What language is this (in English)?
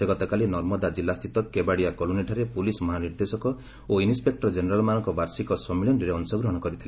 Odia